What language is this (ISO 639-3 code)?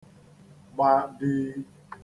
ibo